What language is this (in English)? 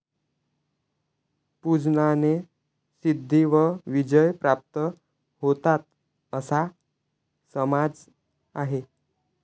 Marathi